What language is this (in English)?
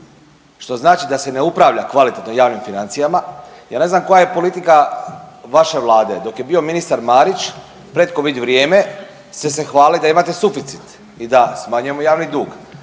Croatian